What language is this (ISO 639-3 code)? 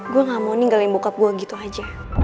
ind